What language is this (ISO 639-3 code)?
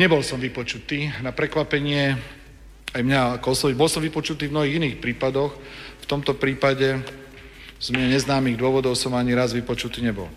slk